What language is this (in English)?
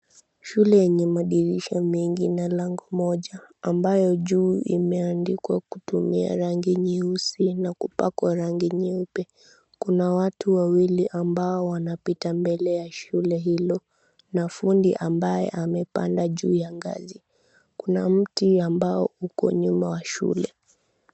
Swahili